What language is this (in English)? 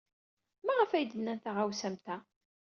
Kabyle